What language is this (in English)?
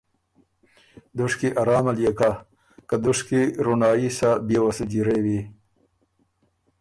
Ormuri